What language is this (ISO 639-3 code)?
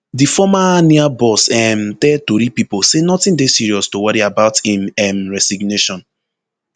pcm